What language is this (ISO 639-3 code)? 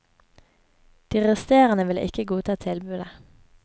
nor